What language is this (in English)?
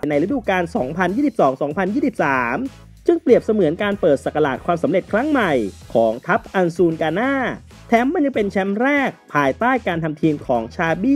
Thai